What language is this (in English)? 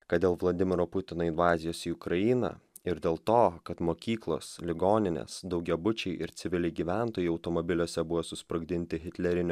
Lithuanian